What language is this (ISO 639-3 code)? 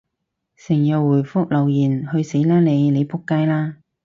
yue